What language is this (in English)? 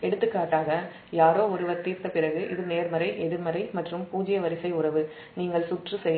Tamil